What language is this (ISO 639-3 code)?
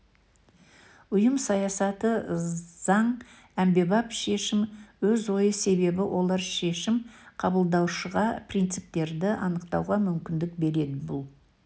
kaz